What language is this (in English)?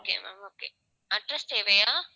Tamil